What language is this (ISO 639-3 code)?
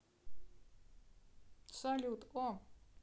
rus